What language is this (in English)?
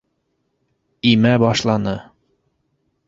Bashkir